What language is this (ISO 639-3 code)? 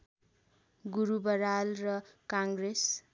nep